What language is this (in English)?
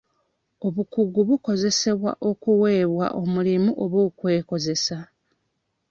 Ganda